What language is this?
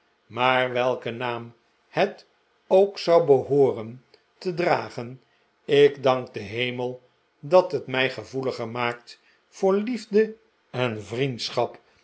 Dutch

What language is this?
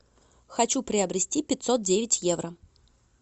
Russian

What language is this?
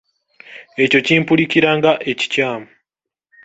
Ganda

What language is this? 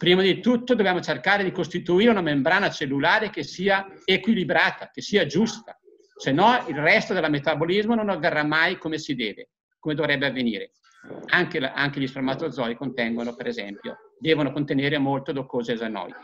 Italian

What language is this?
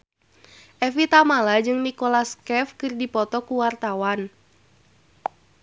Sundanese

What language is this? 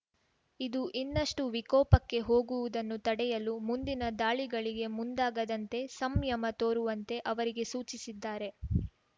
Kannada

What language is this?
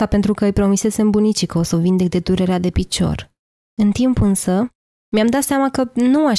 Romanian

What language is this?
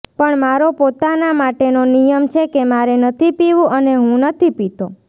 Gujarati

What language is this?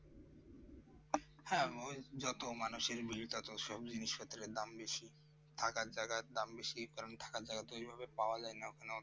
Bangla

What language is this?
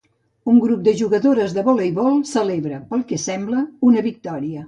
Catalan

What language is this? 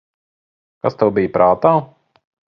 Latvian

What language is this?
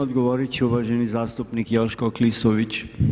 Croatian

